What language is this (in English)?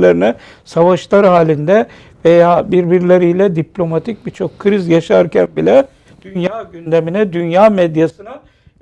Turkish